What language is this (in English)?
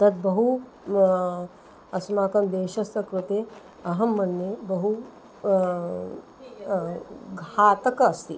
Sanskrit